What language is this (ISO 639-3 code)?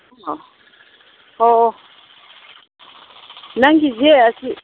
mni